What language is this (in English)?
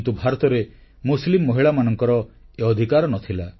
Odia